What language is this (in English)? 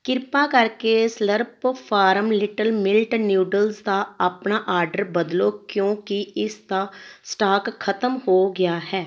Punjabi